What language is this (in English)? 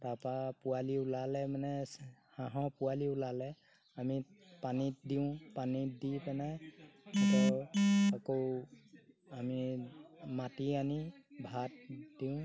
Assamese